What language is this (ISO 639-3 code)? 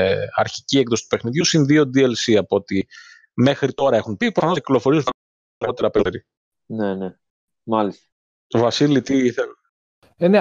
ell